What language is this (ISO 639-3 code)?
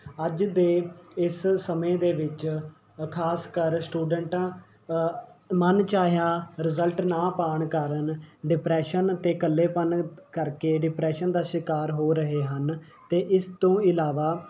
pan